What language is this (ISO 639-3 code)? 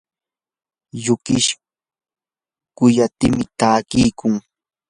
qur